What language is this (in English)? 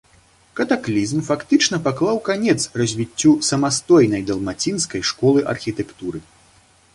Belarusian